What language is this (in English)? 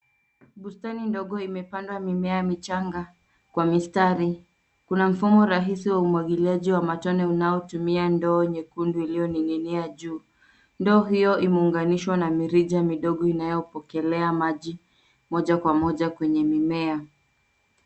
Swahili